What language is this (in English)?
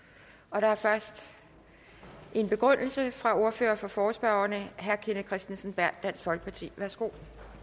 Danish